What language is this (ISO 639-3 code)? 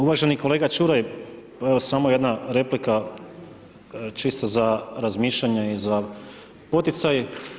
hrv